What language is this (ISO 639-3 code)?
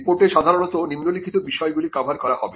ben